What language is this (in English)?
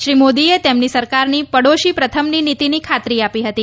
Gujarati